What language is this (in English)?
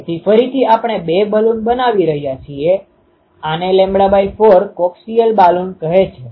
Gujarati